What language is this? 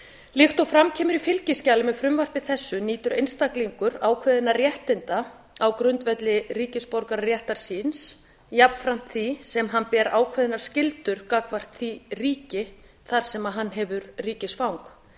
Icelandic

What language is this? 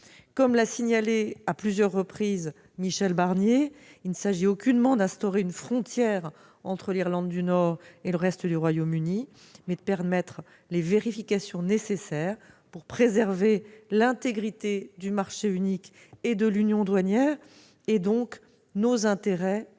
French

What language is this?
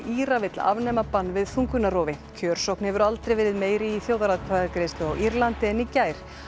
Icelandic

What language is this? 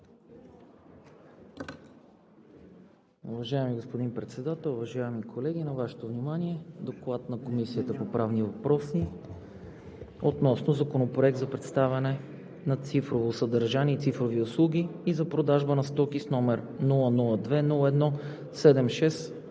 Bulgarian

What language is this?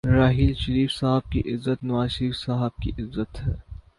Urdu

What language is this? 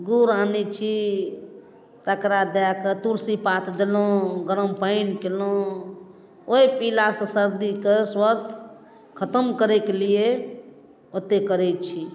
Maithili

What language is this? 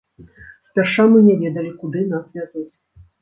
Belarusian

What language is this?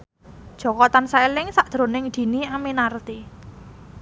Javanese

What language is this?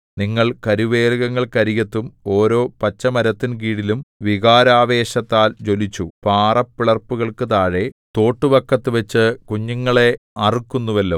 Malayalam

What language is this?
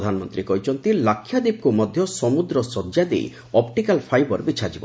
Odia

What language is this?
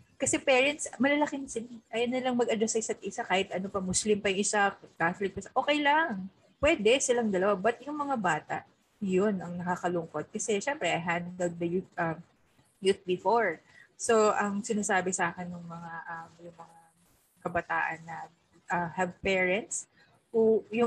Filipino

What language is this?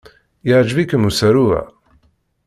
Kabyle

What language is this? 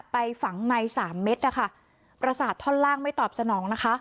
Thai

